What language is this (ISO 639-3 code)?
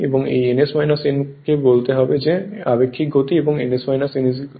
ben